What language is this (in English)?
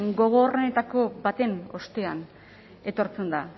Basque